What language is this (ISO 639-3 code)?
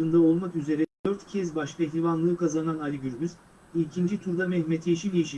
tur